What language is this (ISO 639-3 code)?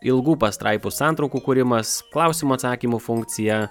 lit